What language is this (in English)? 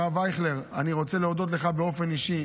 Hebrew